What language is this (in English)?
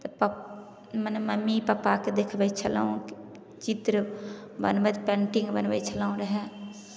Maithili